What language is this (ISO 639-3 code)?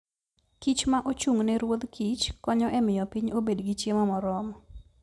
luo